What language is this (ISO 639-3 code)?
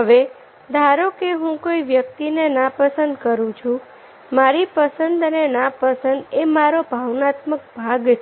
guj